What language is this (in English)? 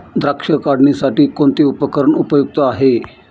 Marathi